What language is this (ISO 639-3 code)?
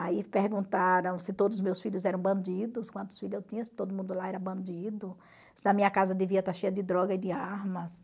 por